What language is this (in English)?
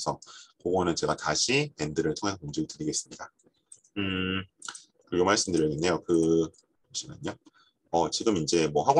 Korean